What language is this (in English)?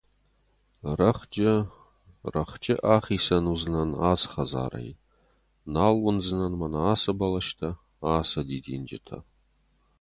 Ossetic